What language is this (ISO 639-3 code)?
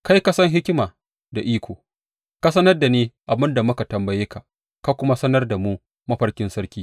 hau